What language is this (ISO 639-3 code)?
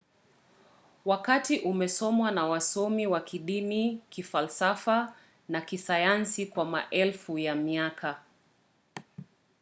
swa